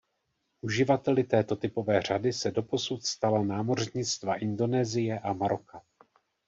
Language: Czech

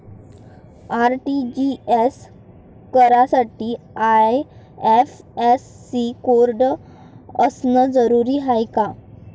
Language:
Marathi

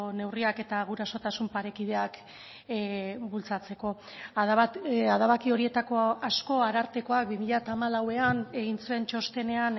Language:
Basque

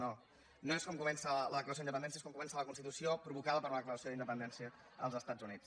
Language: Catalan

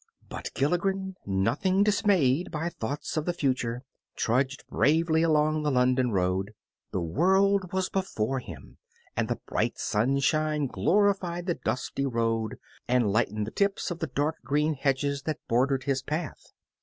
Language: English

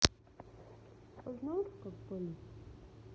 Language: Russian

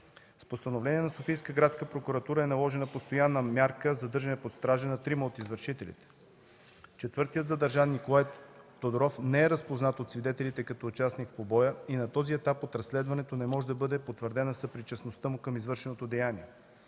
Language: Bulgarian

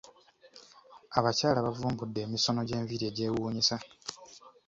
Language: Ganda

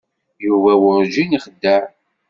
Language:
Kabyle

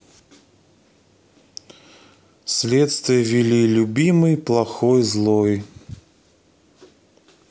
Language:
Russian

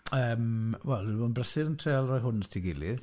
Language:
Welsh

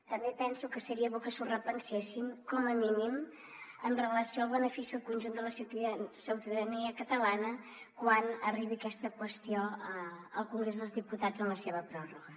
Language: Catalan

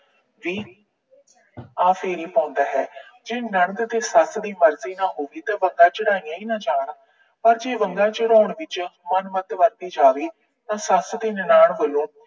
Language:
Punjabi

